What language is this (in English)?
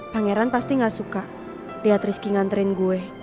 Indonesian